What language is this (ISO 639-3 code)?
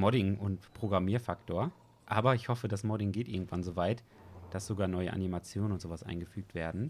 deu